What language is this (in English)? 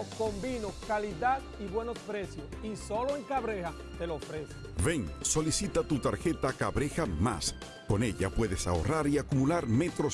Spanish